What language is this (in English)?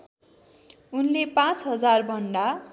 Nepali